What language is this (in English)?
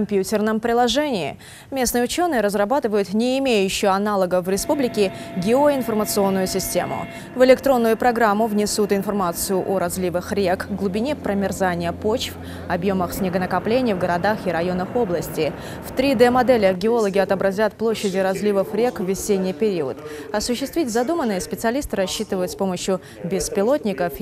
Russian